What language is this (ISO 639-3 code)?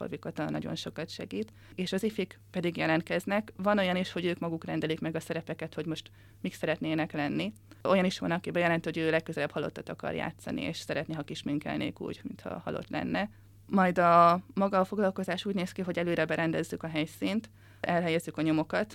hun